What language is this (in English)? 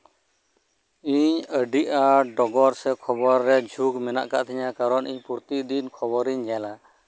Santali